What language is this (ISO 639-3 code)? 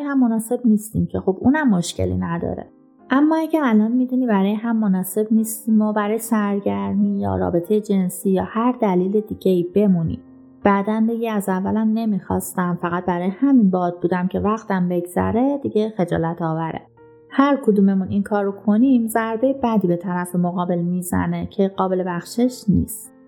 fas